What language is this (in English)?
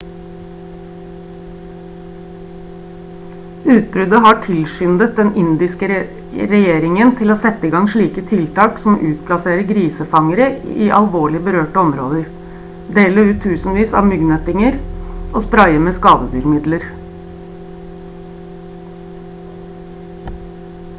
Norwegian Bokmål